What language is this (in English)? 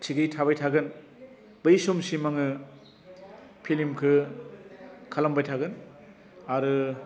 Bodo